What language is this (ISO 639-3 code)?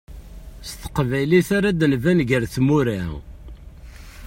kab